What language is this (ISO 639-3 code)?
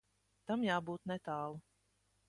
lav